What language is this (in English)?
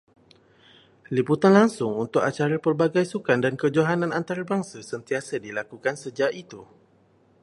Malay